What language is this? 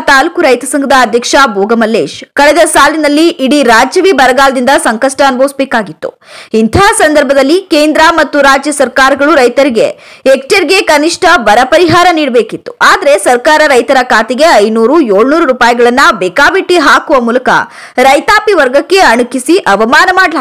Kannada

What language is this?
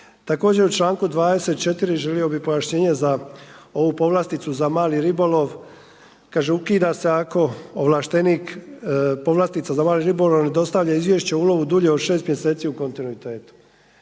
Croatian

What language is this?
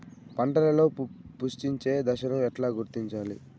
Telugu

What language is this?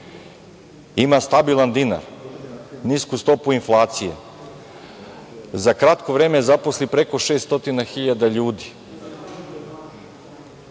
Serbian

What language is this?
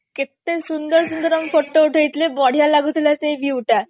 Odia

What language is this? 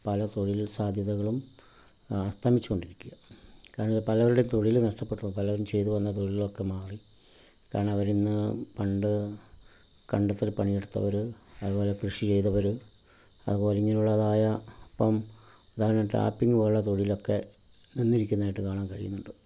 Malayalam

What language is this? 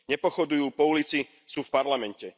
Slovak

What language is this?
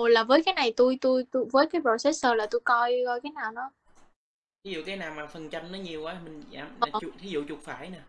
Vietnamese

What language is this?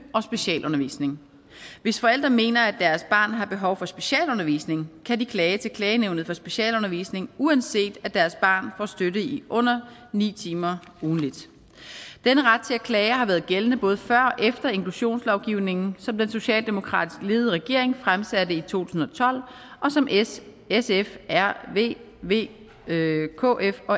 Danish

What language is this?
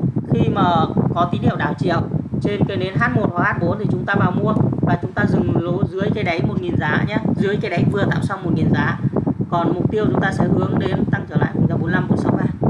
Vietnamese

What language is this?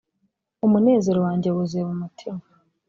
Kinyarwanda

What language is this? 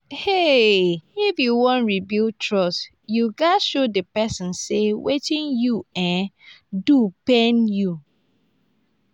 Nigerian Pidgin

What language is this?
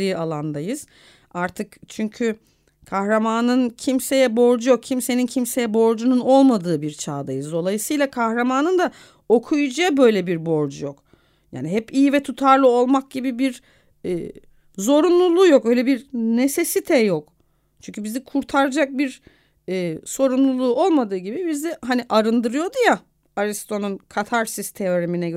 Turkish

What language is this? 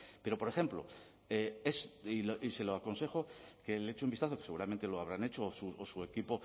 Spanish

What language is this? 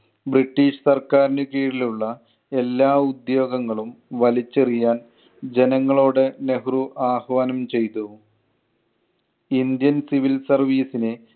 Malayalam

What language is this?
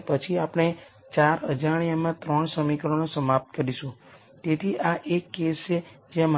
Gujarati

